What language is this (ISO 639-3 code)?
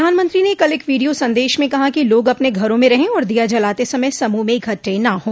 hin